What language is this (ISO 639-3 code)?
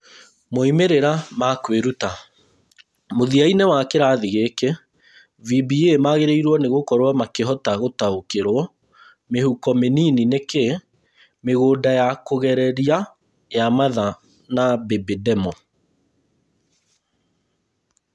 kik